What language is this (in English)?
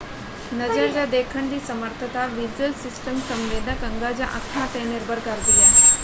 Punjabi